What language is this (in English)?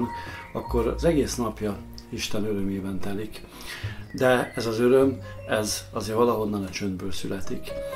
Hungarian